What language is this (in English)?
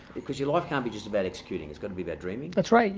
English